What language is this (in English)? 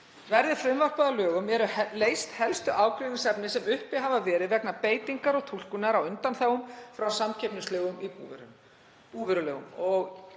Icelandic